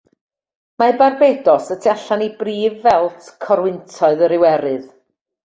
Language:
Welsh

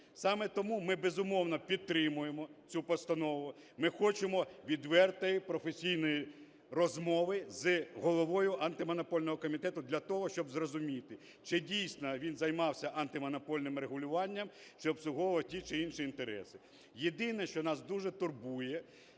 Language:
Ukrainian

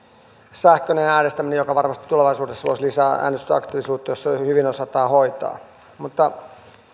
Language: Finnish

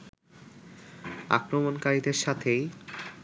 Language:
Bangla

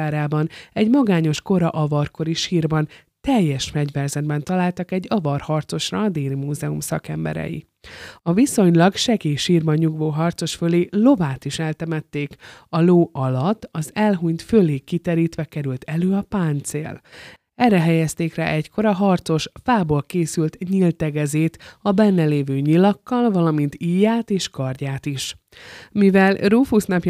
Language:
Hungarian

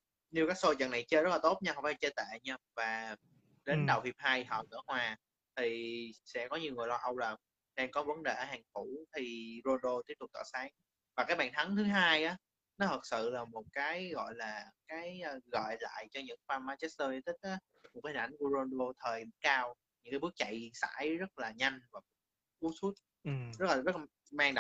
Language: Vietnamese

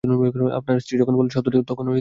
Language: Bangla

